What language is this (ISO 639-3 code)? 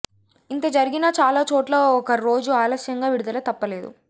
tel